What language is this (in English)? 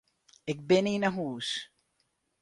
Western Frisian